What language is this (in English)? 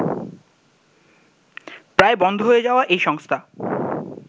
Bangla